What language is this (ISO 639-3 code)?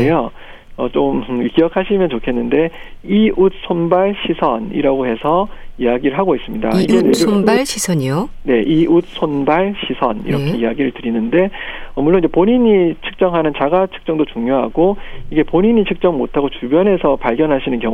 kor